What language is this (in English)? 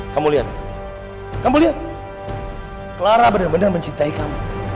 Indonesian